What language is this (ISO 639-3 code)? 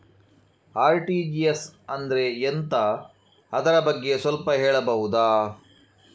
kan